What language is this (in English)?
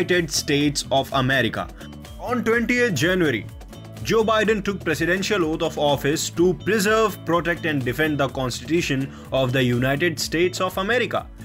Hindi